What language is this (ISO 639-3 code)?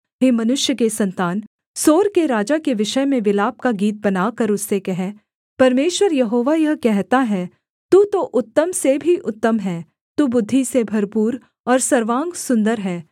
hin